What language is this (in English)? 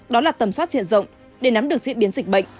Vietnamese